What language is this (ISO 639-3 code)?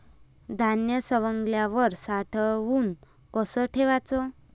mar